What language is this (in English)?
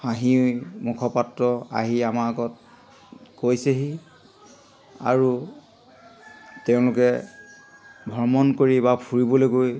Assamese